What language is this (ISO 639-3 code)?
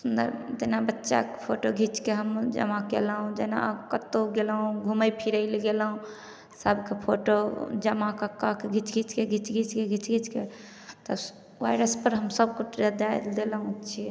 mai